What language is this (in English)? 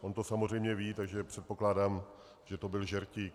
Czech